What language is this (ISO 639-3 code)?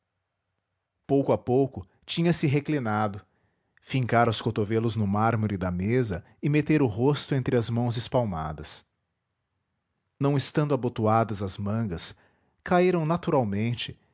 por